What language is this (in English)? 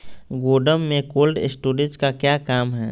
Magahi